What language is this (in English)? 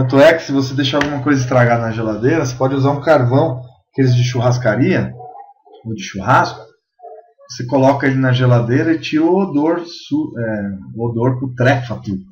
Portuguese